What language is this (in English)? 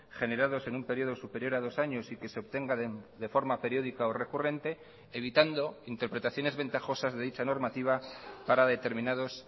Spanish